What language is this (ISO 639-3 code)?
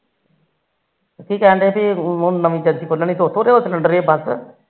pan